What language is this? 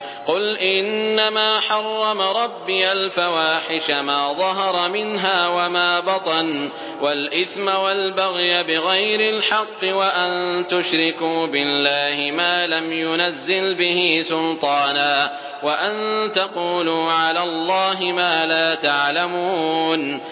Arabic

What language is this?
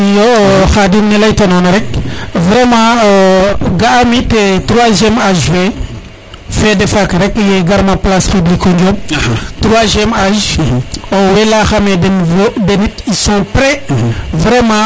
Serer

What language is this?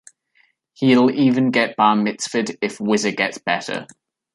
English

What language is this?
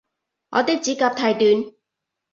Cantonese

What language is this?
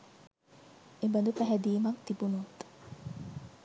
Sinhala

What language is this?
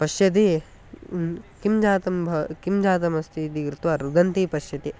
Sanskrit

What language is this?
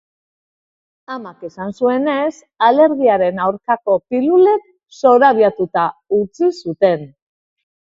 Basque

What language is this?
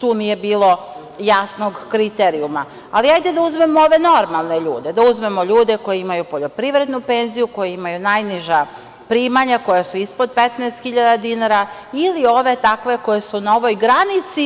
Serbian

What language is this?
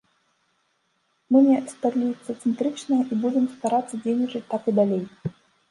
Belarusian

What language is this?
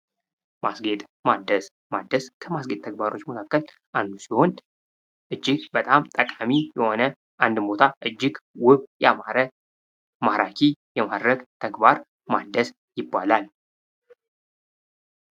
Amharic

